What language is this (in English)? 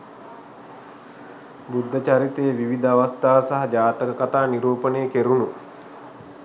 Sinhala